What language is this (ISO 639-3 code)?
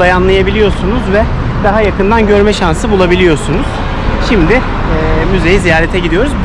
tur